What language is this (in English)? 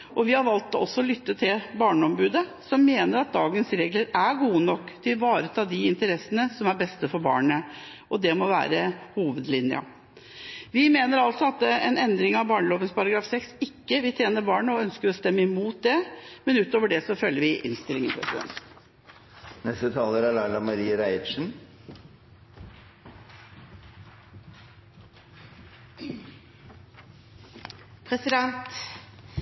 Norwegian